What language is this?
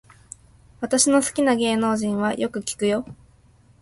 Japanese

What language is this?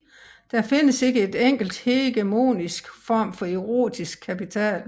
Danish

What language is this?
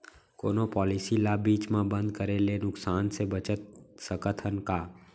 Chhattisgarhi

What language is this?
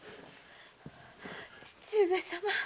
Japanese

